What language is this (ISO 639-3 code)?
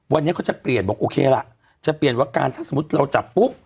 tha